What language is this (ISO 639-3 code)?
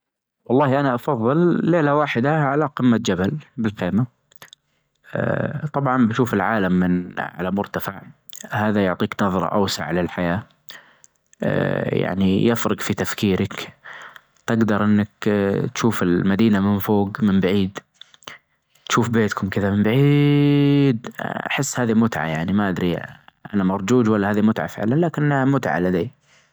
ars